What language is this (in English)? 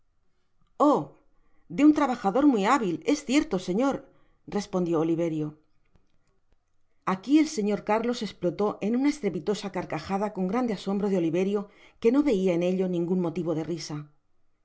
Spanish